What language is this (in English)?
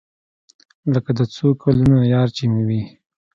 Pashto